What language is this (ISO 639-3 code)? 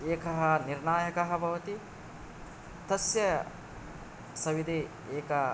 san